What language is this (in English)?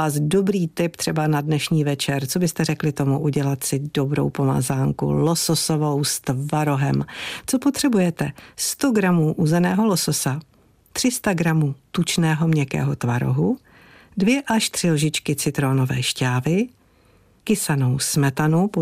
Czech